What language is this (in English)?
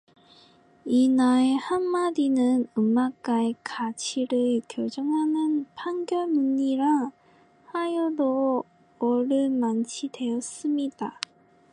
Korean